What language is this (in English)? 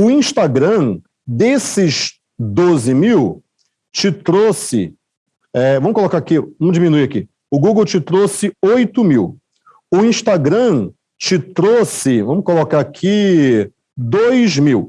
Portuguese